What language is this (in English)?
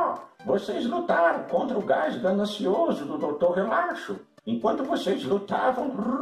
Portuguese